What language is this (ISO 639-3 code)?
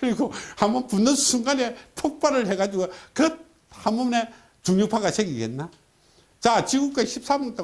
kor